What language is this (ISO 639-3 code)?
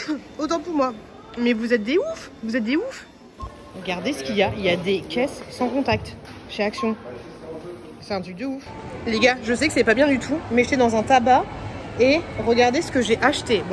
fra